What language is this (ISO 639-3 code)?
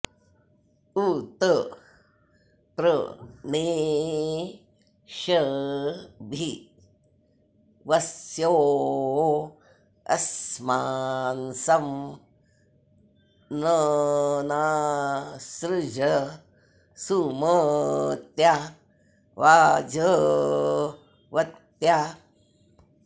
san